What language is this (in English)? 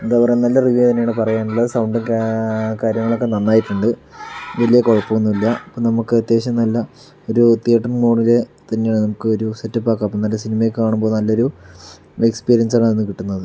Malayalam